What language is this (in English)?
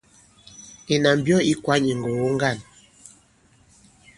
Bankon